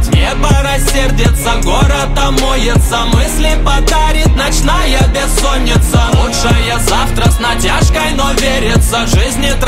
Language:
Russian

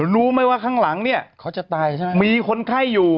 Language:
Thai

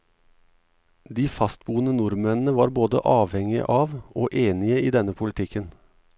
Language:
Norwegian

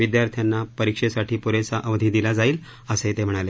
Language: Marathi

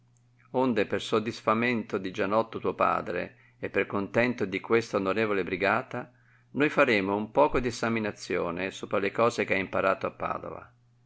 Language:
Italian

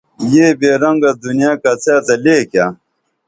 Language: Dameli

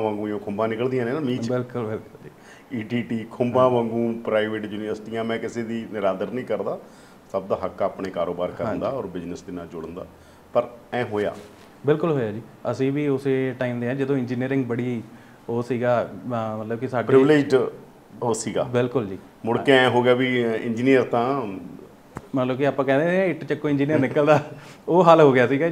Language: Punjabi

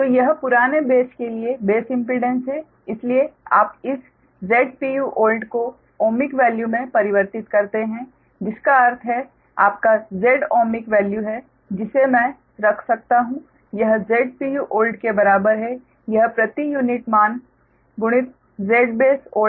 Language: Hindi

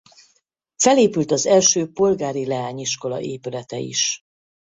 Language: Hungarian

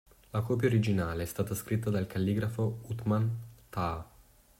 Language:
Italian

